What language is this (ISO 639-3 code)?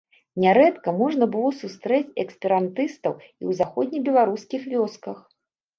bel